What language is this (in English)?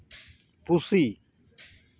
Santali